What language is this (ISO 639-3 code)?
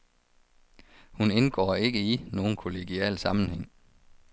dan